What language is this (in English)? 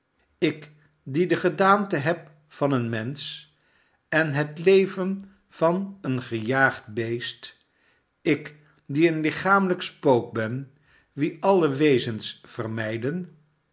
Dutch